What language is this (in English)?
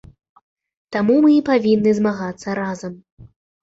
Belarusian